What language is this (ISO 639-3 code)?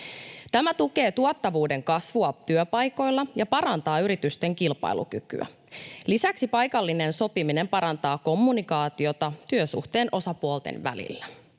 fin